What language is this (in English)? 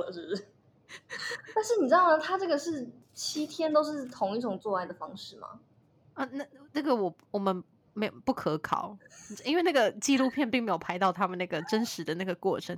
Chinese